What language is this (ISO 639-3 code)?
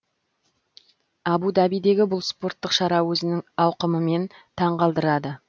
kaz